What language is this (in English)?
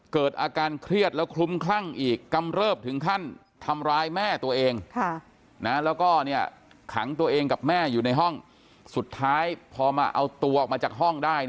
Thai